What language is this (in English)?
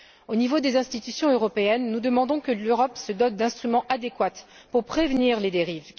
French